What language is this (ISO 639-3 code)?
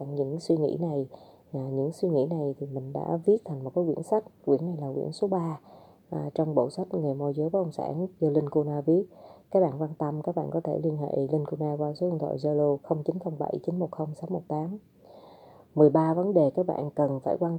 vie